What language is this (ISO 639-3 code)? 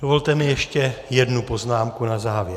ces